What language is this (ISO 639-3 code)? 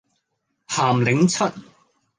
yue